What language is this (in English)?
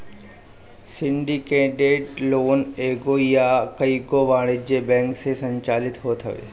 Bhojpuri